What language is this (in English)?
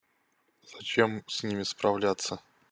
Russian